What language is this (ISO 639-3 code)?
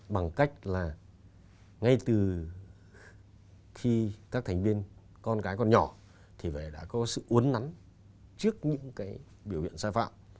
vie